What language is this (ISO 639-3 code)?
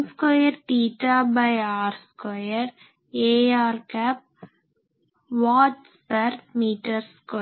tam